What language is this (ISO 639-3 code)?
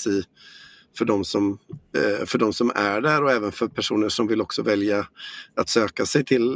swe